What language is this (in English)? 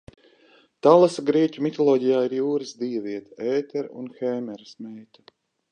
Latvian